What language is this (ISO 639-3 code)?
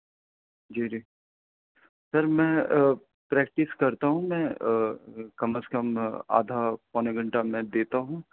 urd